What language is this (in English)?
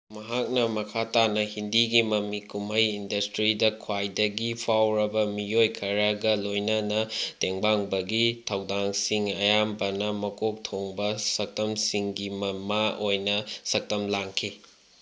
Manipuri